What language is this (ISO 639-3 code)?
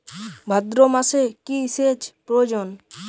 ben